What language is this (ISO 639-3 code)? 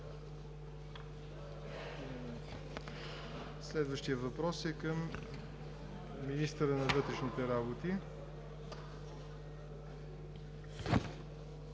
bul